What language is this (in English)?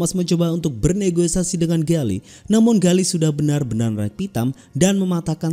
Indonesian